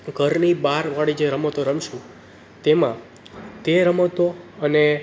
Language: Gujarati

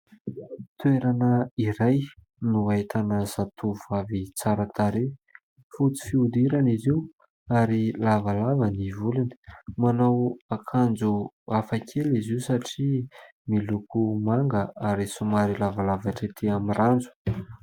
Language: Malagasy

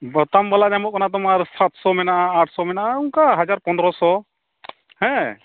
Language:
Santali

